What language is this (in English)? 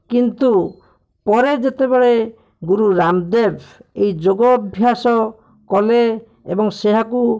Odia